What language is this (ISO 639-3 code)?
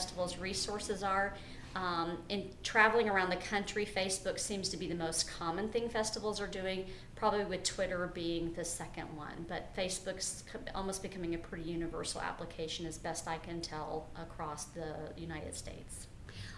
eng